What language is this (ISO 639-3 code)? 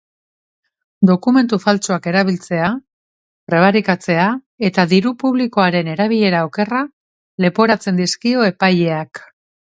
eus